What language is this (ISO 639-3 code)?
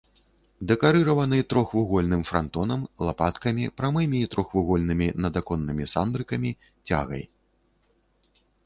bel